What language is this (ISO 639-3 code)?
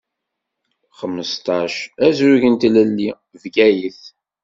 kab